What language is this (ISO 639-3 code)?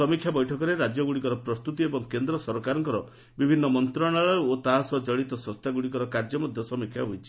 ori